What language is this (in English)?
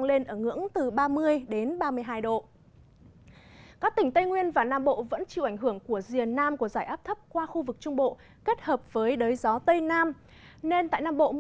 Vietnamese